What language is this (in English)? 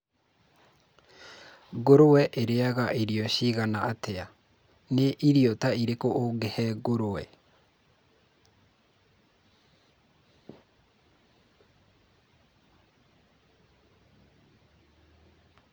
Kikuyu